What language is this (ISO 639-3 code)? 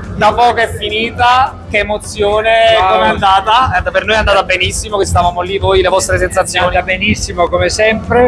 ita